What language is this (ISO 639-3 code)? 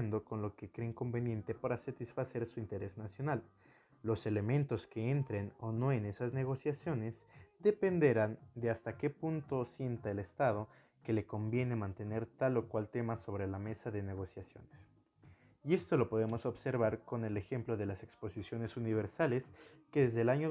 spa